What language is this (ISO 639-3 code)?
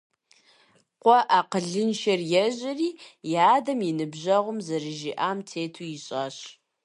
kbd